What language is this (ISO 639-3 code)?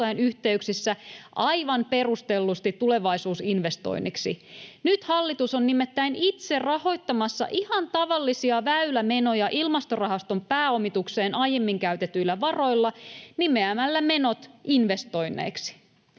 fin